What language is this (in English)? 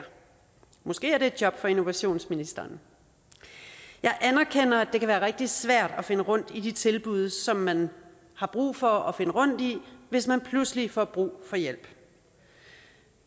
Danish